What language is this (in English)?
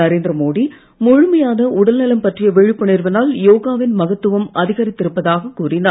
Tamil